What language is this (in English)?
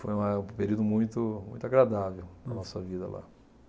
Portuguese